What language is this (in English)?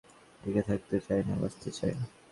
Bangla